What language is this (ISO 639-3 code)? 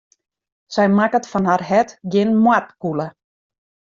fry